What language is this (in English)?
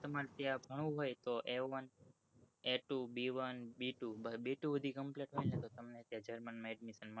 Gujarati